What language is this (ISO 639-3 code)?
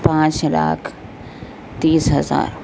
urd